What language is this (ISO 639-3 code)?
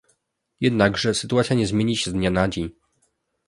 pol